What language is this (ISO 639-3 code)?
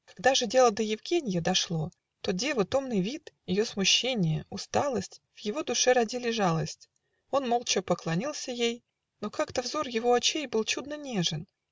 rus